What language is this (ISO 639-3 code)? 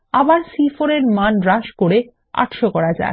ben